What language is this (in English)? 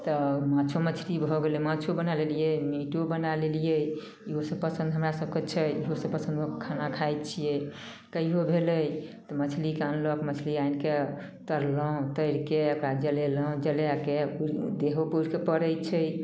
Maithili